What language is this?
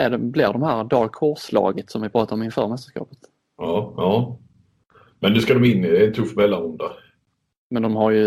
Swedish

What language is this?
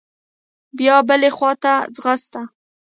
Pashto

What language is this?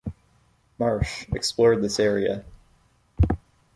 English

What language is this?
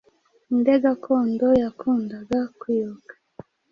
Kinyarwanda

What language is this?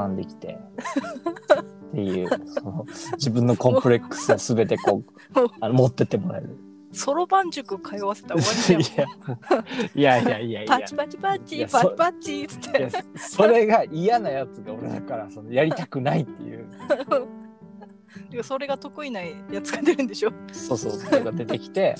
Japanese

